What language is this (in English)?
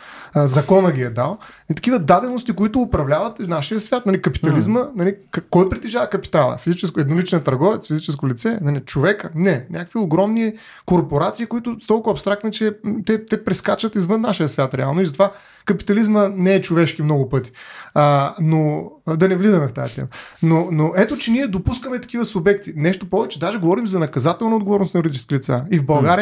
Bulgarian